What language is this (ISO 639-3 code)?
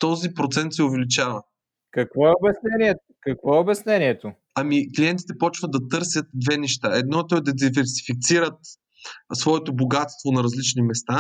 bul